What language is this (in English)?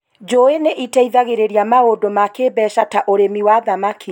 Kikuyu